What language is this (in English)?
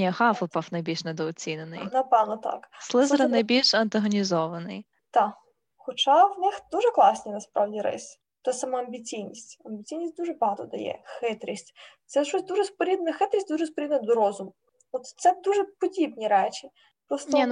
Ukrainian